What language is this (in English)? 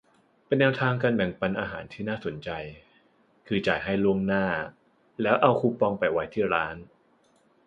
Thai